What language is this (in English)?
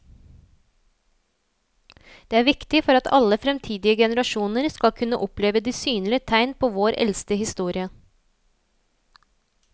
Norwegian